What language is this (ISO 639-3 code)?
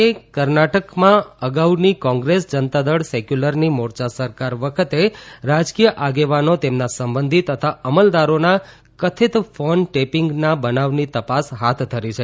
guj